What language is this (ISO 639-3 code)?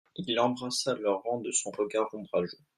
fra